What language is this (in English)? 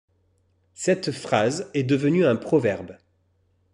French